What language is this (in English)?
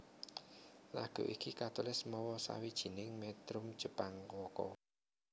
Javanese